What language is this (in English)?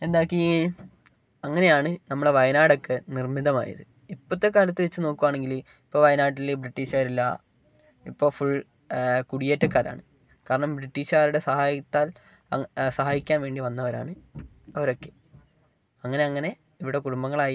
Malayalam